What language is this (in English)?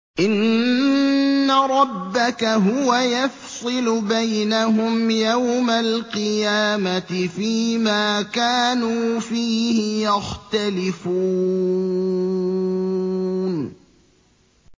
Arabic